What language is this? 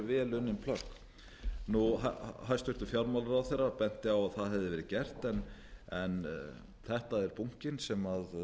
Icelandic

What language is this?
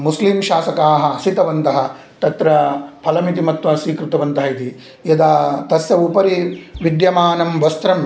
Sanskrit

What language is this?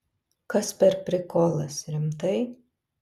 Lithuanian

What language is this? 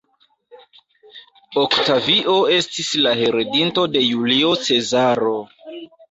Esperanto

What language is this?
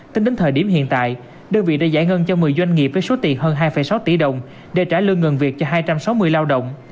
Vietnamese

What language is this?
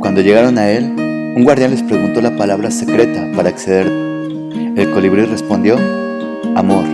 Spanish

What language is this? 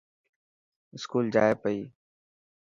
Dhatki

